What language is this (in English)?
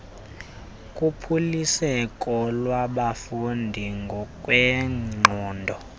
Xhosa